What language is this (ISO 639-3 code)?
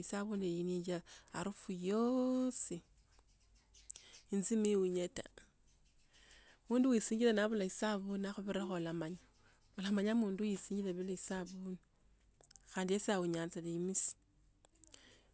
lto